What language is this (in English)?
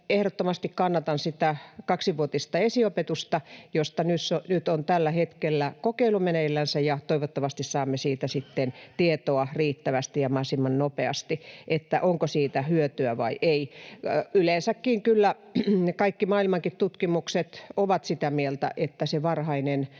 Finnish